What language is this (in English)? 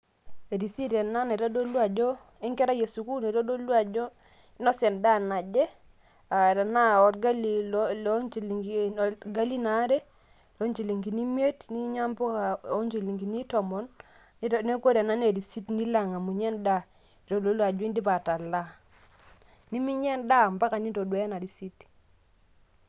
Masai